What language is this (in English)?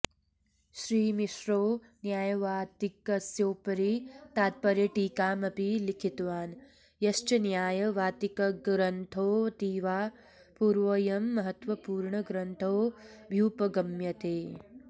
Sanskrit